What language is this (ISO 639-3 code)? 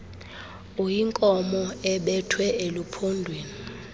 xho